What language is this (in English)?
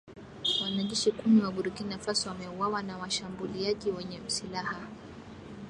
Swahili